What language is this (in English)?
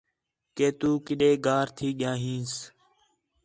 Khetrani